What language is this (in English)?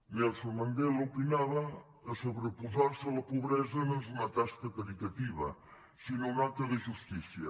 Catalan